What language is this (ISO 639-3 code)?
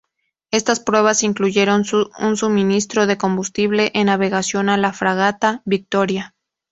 spa